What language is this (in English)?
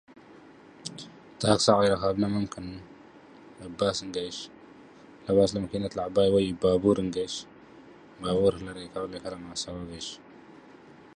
English